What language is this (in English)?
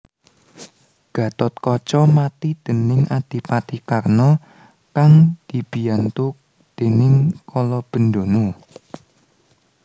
Javanese